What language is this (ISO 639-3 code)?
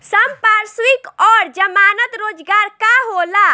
bho